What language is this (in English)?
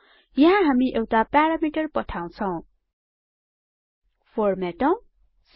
Nepali